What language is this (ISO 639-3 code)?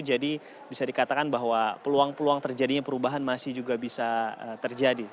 ind